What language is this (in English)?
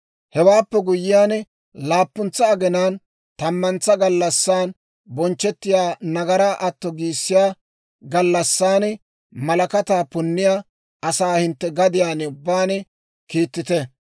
Dawro